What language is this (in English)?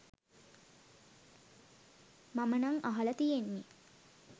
Sinhala